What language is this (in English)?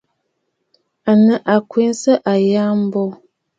Bafut